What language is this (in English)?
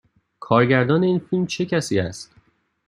Persian